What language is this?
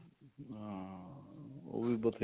Punjabi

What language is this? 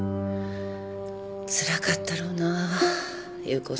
Japanese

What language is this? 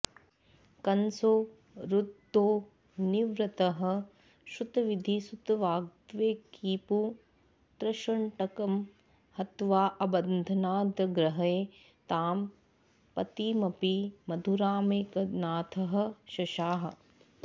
Sanskrit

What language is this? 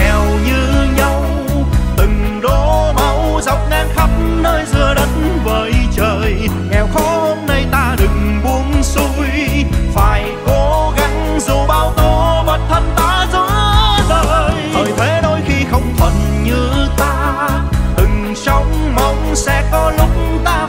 Vietnamese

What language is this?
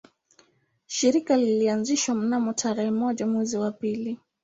Swahili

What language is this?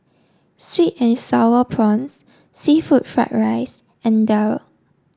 English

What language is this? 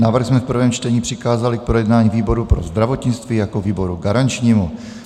Czech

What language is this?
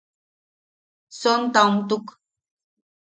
Yaqui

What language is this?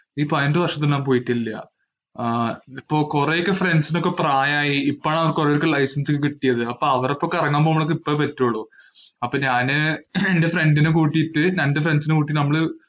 Malayalam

